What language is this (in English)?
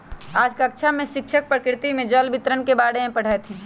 Magahi